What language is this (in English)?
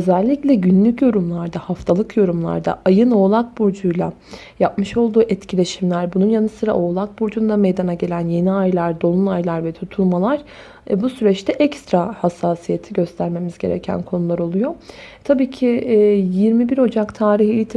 Turkish